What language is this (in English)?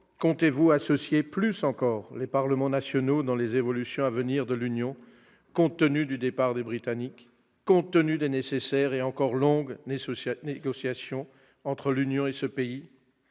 French